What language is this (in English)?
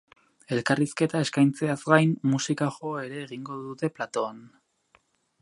Basque